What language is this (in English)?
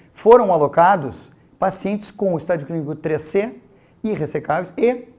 Portuguese